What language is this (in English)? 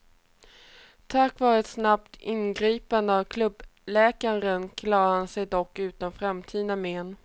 Swedish